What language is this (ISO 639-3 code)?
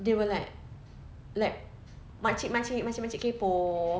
eng